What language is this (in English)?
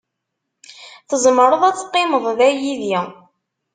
Kabyle